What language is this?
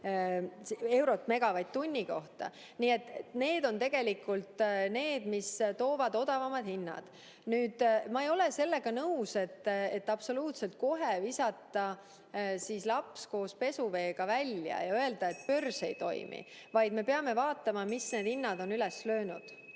Estonian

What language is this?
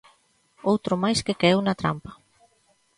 Galician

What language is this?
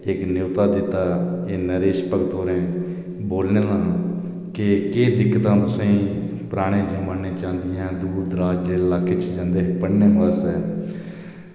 Dogri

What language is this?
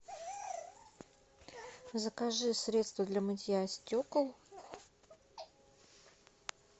Russian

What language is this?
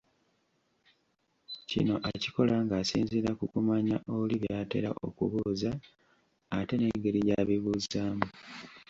Ganda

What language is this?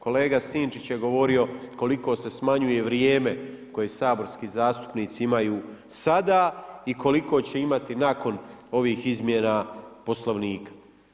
Croatian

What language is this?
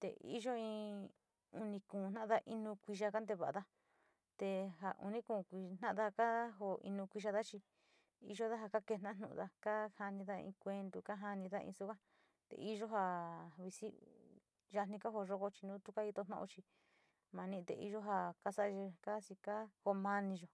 Sinicahua Mixtec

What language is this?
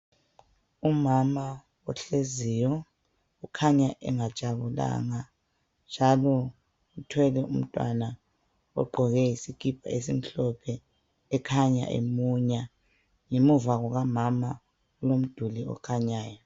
North Ndebele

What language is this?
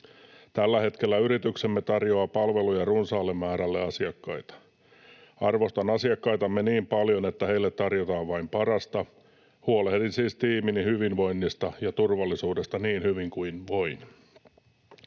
Finnish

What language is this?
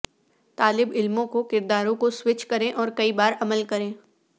Urdu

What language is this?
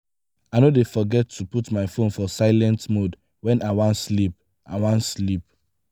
Nigerian Pidgin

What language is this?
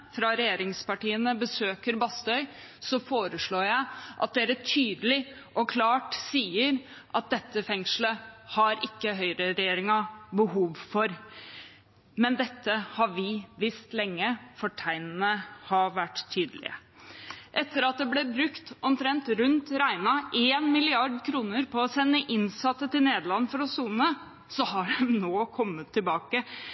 Norwegian Bokmål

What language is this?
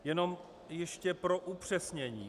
Czech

